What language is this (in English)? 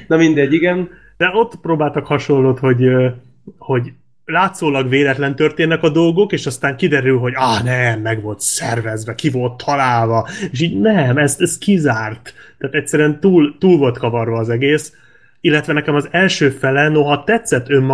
Hungarian